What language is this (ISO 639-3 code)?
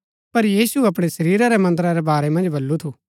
gbk